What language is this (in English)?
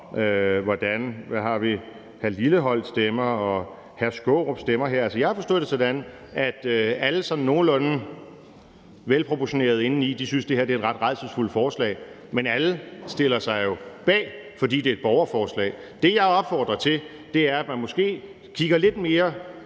Danish